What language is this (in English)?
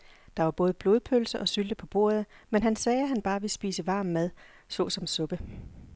Danish